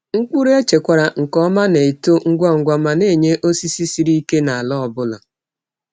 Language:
Igbo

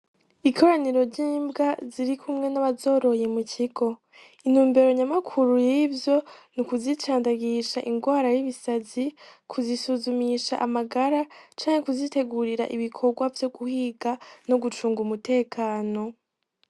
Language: Rundi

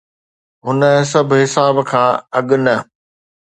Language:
Sindhi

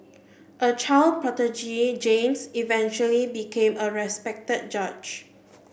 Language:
English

